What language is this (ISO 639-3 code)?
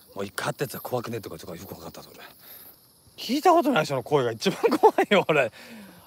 jpn